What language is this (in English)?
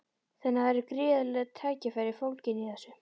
Icelandic